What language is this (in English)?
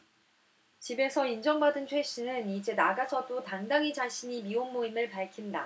Korean